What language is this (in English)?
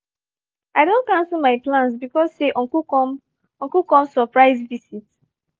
Nigerian Pidgin